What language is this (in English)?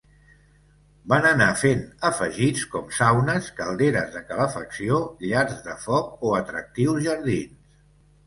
Catalan